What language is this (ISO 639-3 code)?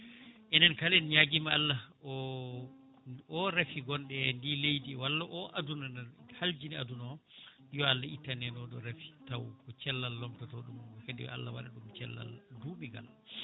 ful